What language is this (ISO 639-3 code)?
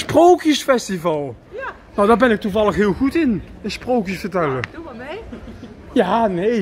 nld